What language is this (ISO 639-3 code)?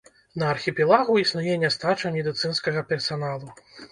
bel